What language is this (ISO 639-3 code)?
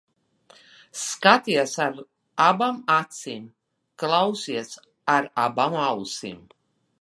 lav